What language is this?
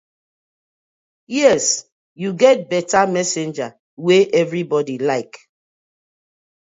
Nigerian Pidgin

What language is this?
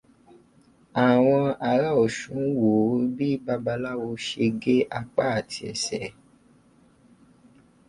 Yoruba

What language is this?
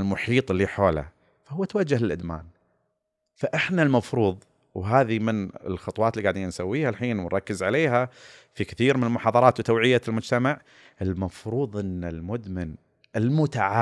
Arabic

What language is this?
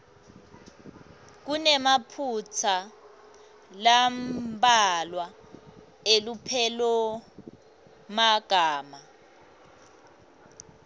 Swati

